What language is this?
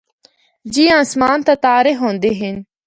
Northern Hindko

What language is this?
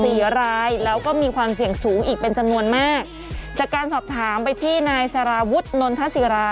Thai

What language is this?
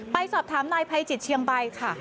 Thai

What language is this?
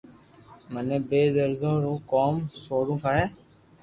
Loarki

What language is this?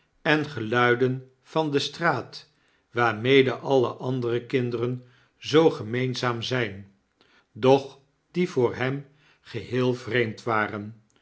Dutch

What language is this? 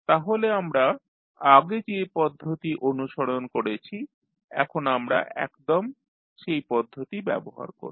Bangla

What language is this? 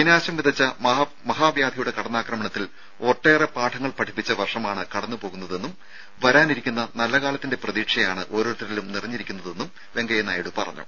Malayalam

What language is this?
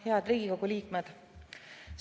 Estonian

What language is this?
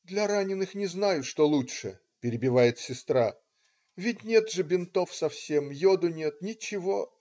Russian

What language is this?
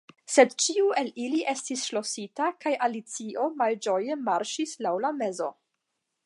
Esperanto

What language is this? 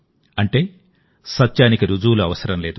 Telugu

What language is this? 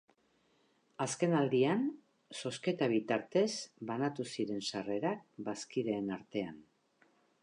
Basque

